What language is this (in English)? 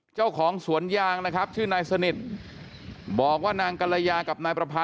Thai